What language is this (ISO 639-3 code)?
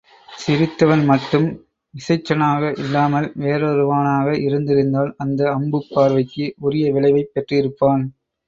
tam